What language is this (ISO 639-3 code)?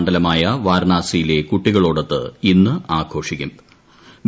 mal